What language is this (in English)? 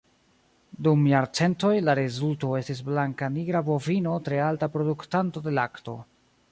Esperanto